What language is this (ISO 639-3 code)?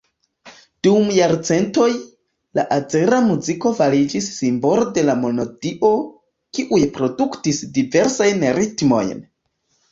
epo